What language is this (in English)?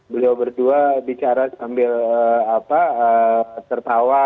Indonesian